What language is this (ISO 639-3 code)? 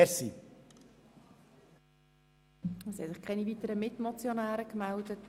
gsw